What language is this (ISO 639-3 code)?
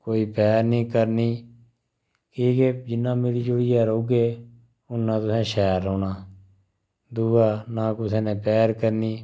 doi